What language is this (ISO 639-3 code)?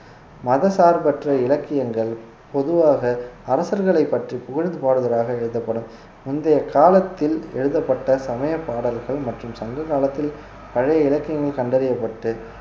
tam